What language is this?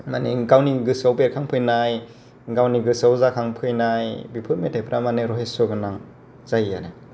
Bodo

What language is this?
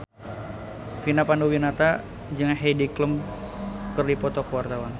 Sundanese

